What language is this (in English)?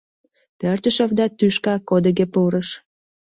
Mari